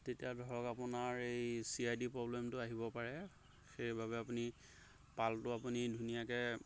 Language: Assamese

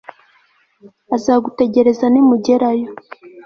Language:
Kinyarwanda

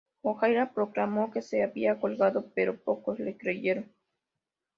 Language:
Spanish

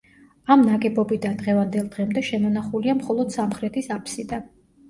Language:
Georgian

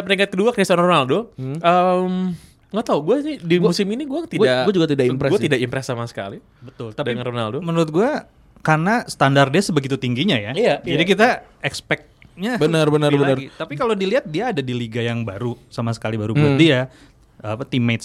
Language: Indonesian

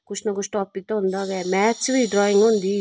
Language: Dogri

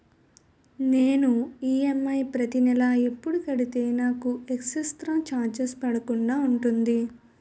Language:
Telugu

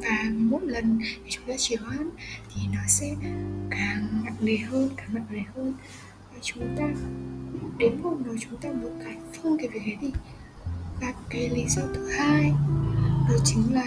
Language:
Vietnamese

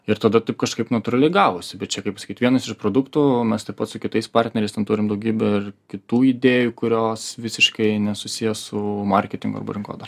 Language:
Lithuanian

